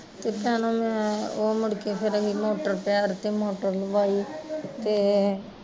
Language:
Punjabi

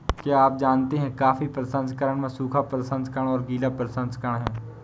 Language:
Hindi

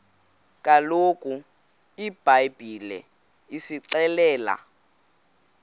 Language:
Xhosa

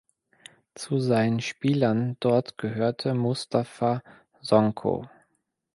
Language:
German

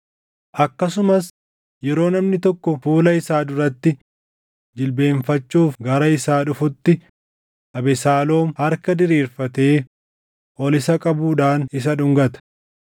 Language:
Oromo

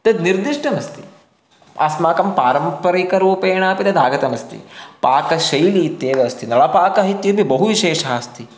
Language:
Sanskrit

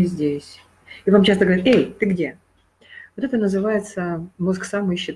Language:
Russian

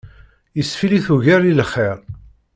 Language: Kabyle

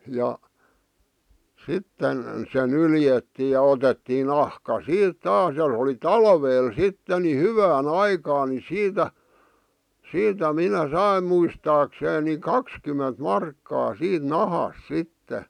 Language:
Finnish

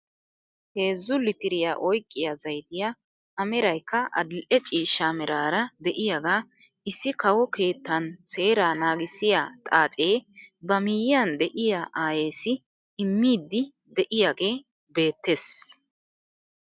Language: Wolaytta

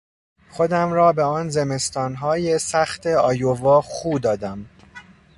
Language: Persian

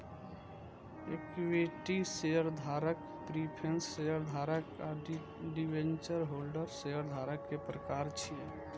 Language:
Maithili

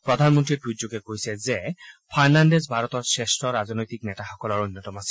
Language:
Assamese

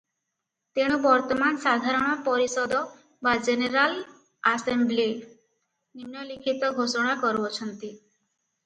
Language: Odia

